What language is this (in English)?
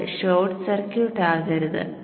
Malayalam